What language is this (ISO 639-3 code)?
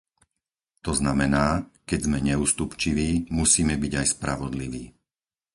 slk